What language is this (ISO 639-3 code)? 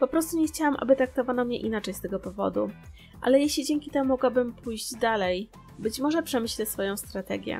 pol